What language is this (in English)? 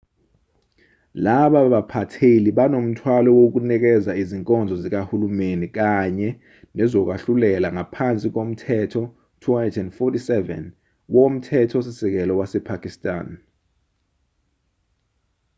Zulu